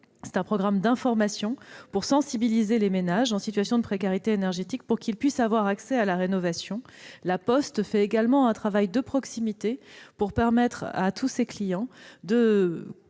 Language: French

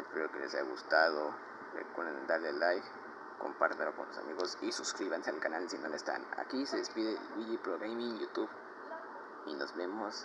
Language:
Spanish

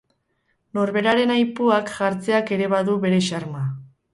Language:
Basque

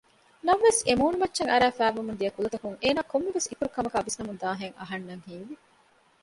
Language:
Divehi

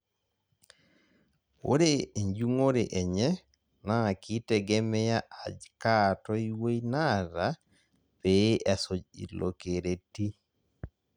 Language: Masai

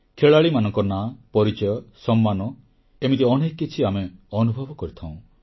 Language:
Odia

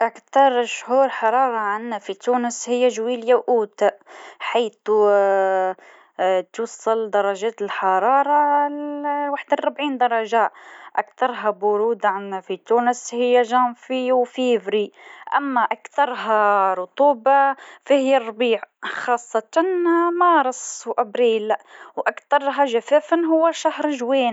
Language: Tunisian Arabic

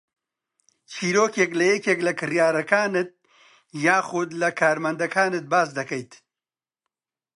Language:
Central Kurdish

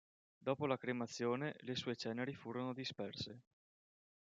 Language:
Italian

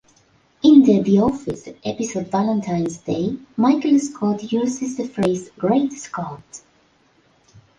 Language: English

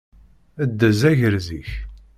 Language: Kabyle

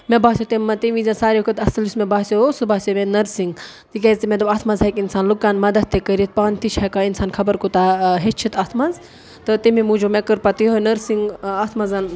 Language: Kashmiri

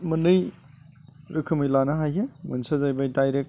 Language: Bodo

